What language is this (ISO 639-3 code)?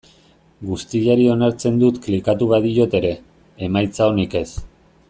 eus